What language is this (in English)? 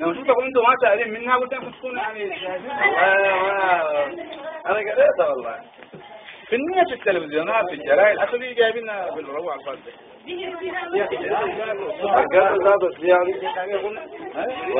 Arabic